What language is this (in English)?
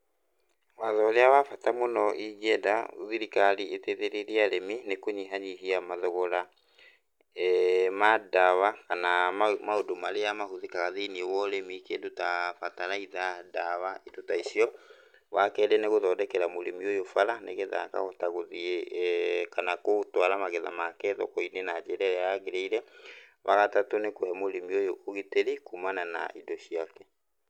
Kikuyu